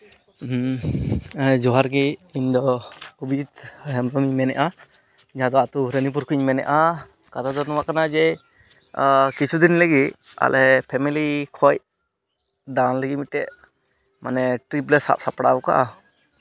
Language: Santali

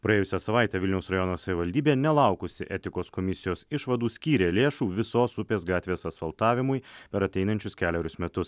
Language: Lithuanian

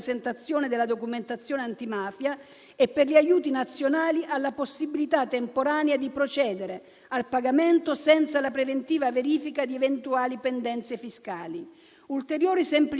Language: Italian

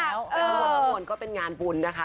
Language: Thai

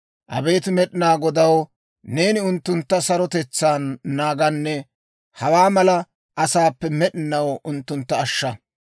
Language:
Dawro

